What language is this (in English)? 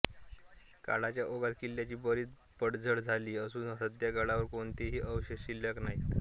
Marathi